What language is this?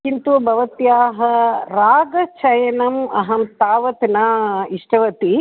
Sanskrit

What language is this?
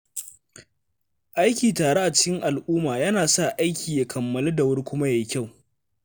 Hausa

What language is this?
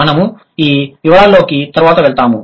Telugu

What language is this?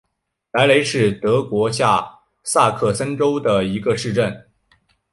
Chinese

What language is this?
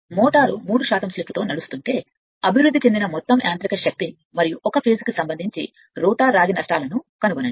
Telugu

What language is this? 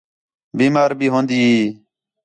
Khetrani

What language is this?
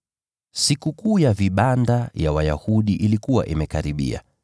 Swahili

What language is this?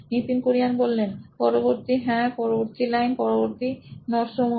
Bangla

